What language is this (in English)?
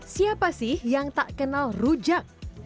Indonesian